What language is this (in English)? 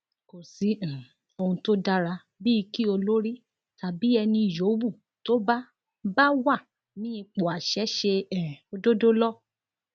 Yoruba